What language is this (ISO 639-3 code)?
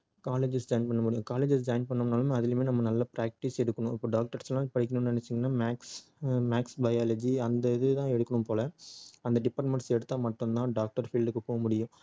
tam